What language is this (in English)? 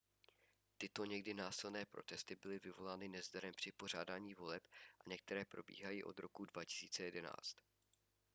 Czech